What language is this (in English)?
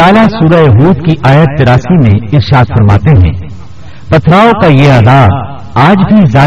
Urdu